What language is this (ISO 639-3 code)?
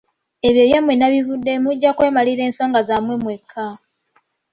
lug